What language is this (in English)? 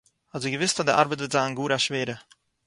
Yiddish